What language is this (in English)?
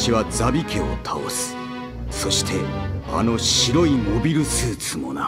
Japanese